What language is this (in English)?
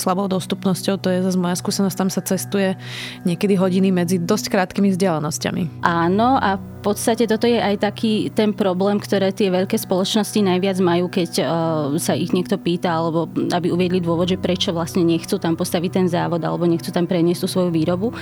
Slovak